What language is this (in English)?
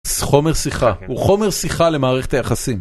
Hebrew